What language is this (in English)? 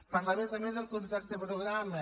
Catalan